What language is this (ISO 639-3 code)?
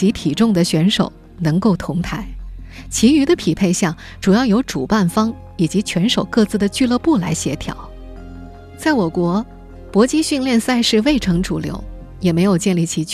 zho